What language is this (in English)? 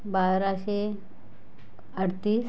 Marathi